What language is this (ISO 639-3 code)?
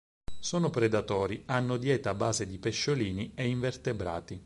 ita